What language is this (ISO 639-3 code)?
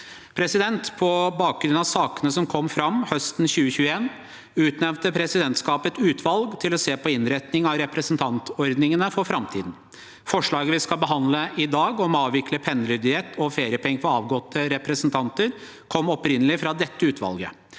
nor